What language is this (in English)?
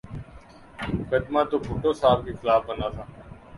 Urdu